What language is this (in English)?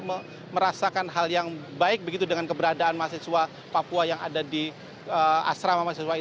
Indonesian